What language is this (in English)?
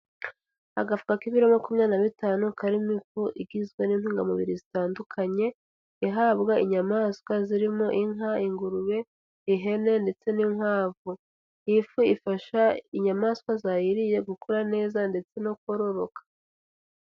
Kinyarwanda